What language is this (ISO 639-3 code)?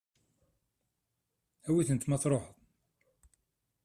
kab